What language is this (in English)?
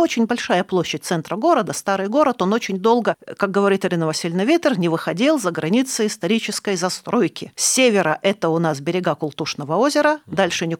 Russian